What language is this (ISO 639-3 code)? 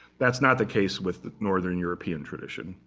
eng